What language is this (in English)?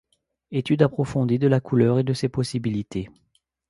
French